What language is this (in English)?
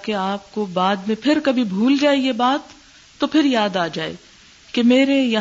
Urdu